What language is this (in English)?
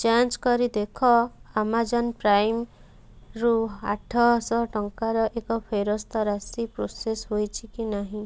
Odia